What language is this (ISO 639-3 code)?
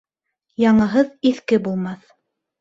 bak